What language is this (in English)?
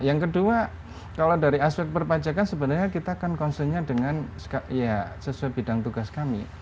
Indonesian